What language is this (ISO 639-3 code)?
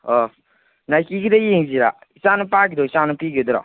mni